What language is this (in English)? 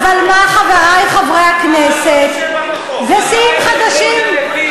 Hebrew